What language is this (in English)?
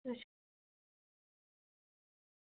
Dogri